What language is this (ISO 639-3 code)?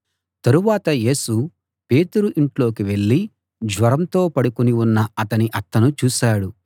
tel